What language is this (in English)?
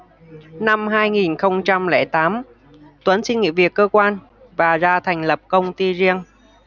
Vietnamese